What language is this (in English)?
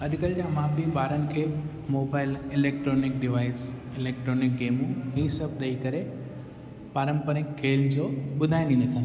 Sindhi